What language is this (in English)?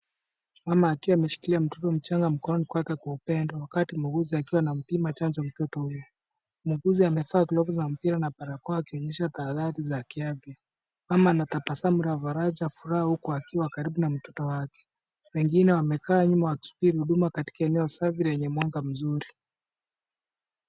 Swahili